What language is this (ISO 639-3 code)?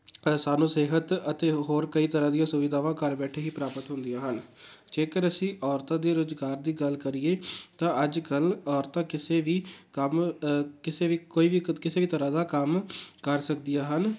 pan